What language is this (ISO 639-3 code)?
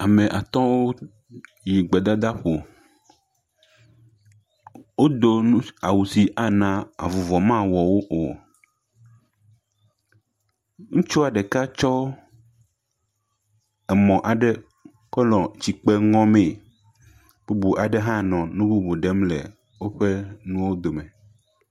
ewe